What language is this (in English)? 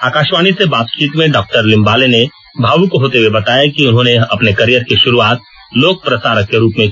Hindi